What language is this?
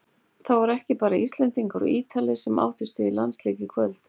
Icelandic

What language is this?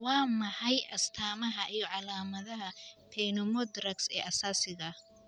Somali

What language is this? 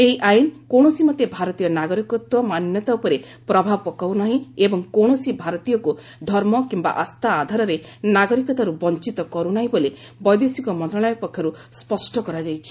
Odia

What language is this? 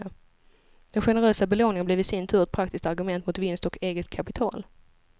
Swedish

